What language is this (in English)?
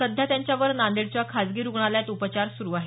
Marathi